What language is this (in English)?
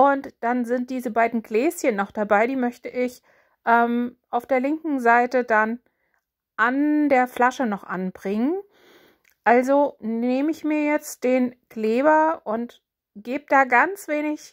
German